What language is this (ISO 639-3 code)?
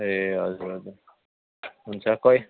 nep